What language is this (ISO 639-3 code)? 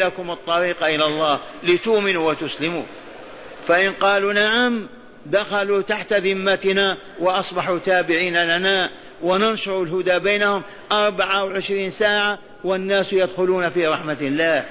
ara